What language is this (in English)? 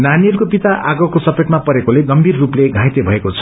Nepali